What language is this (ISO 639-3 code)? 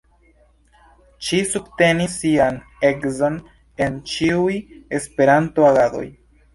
epo